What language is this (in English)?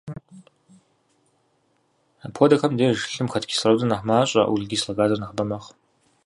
Kabardian